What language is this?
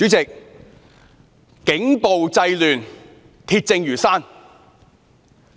Cantonese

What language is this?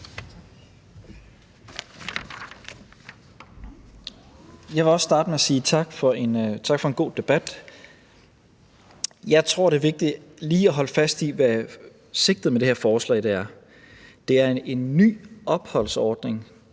Danish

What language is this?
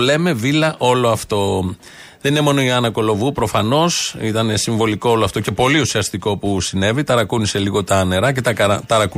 Greek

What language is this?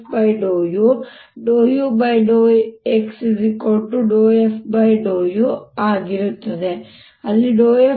Kannada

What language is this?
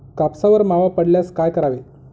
Marathi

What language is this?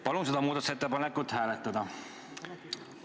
Estonian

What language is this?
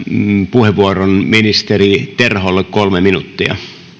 Finnish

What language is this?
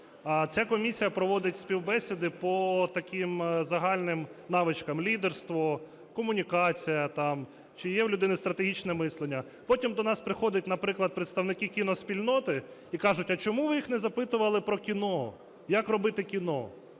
Ukrainian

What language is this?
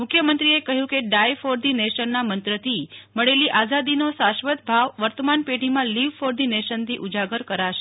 Gujarati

